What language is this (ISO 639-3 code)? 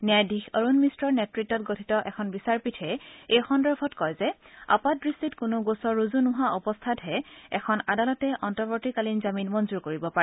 asm